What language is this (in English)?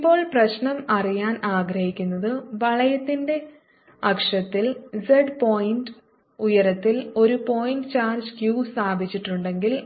Malayalam